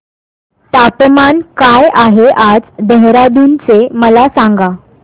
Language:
Marathi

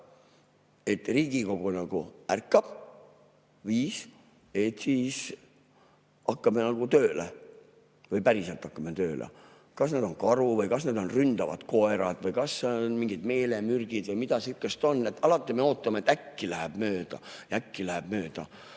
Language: Estonian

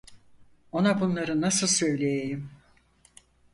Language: Turkish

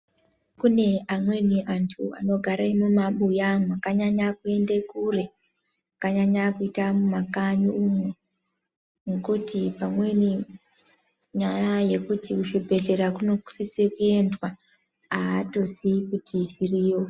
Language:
Ndau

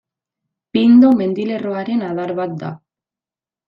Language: Basque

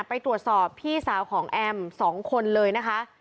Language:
Thai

